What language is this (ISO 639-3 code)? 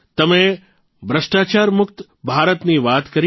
guj